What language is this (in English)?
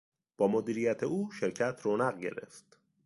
Persian